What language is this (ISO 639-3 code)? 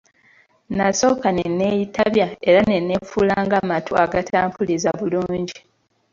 lug